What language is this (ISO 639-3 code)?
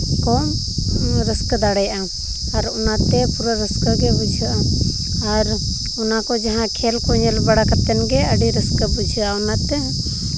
sat